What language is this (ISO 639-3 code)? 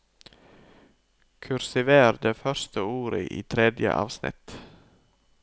nor